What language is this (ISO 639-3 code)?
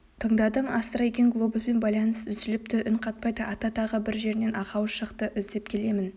kaz